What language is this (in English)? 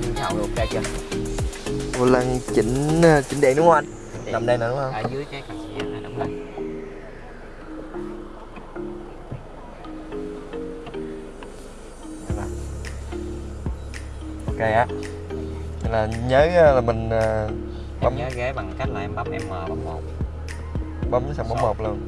Vietnamese